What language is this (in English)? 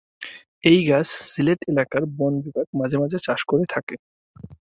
Bangla